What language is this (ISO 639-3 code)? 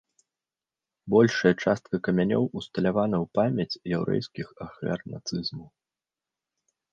bel